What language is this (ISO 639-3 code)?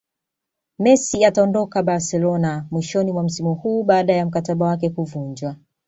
swa